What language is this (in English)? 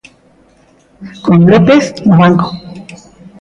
Galician